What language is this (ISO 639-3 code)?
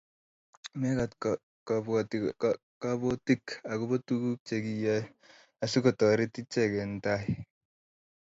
kln